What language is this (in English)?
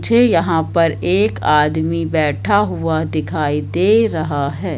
Hindi